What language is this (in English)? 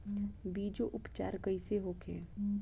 Bhojpuri